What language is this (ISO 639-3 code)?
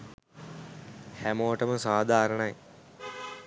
sin